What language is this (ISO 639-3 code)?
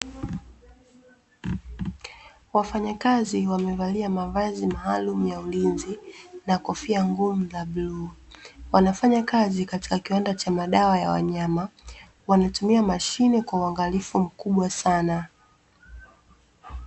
swa